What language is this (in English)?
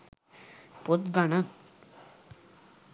Sinhala